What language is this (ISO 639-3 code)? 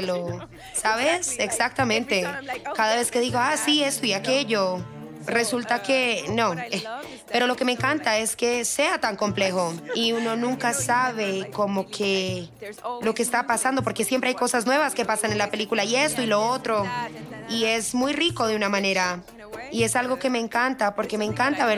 spa